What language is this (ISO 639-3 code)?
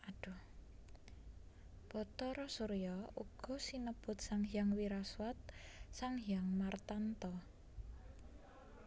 jav